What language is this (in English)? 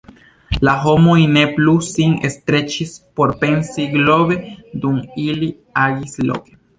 Esperanto